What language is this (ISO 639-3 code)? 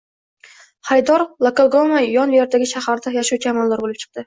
uzb